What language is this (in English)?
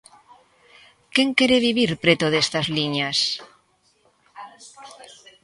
Galician